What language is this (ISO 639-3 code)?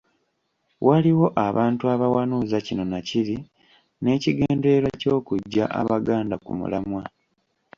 lug